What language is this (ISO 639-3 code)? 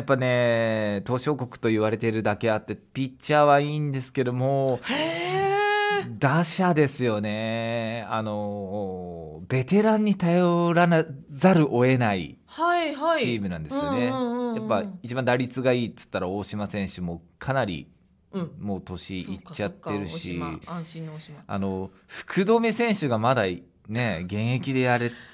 jpn